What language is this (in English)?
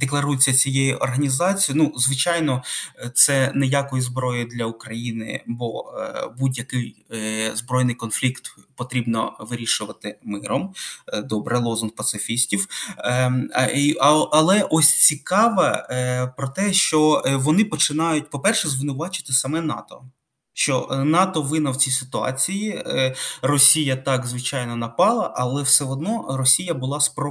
Ukrainian